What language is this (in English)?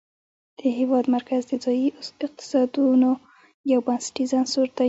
Pashto